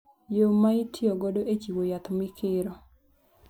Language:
Luo (Kenya and Tanzania)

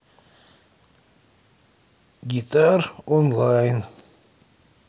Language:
Russian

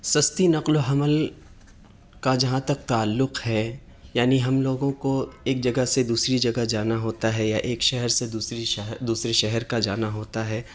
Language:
Urdu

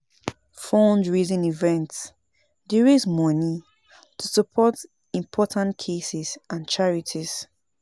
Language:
Nigerian Pidgin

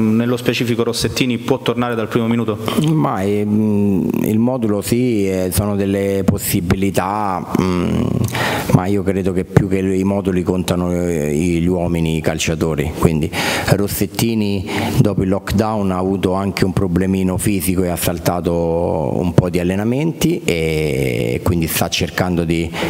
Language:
Italian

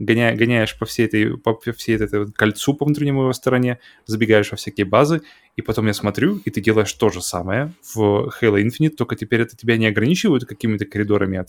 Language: Russian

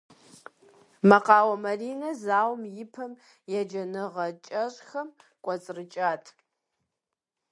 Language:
Kabardian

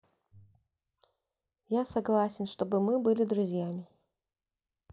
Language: Russian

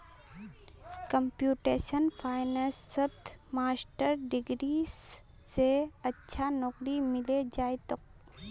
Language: Magahi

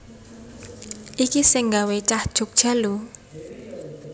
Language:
Javanese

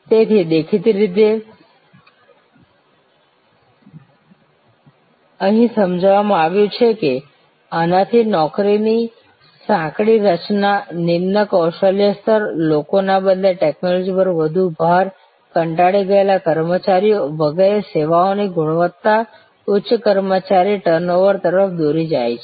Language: Gujarati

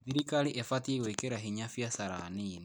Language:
Kikuyu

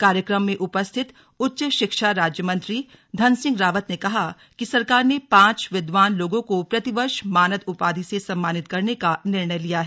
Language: Hindi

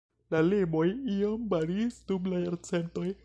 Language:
Esperanto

